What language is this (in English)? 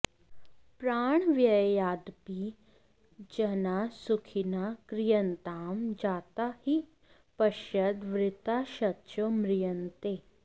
Sanskrit